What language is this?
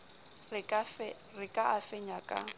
Southern Sotho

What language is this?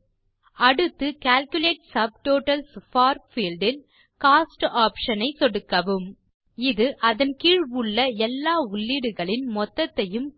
Tamil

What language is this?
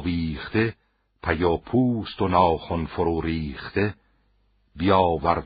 Persian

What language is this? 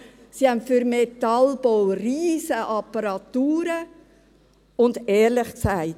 Swiss German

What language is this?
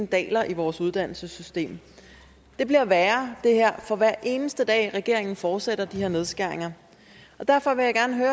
Danish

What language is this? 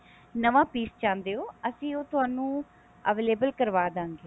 Punjabi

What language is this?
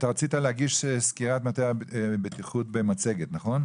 Hebrew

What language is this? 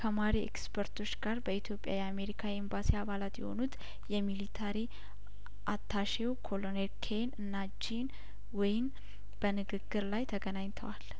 Amharic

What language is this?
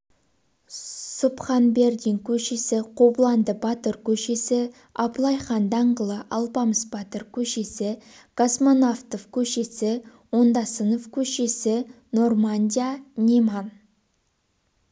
Kazakh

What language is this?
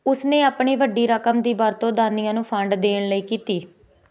Punjabi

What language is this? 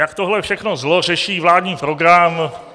Czech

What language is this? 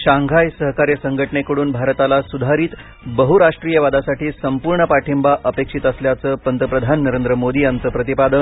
Marathi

